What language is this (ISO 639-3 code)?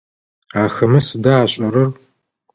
ady